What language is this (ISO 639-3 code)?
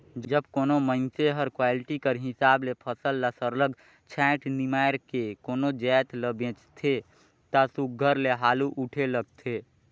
hne